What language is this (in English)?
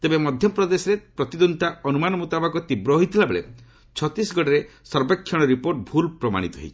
Odia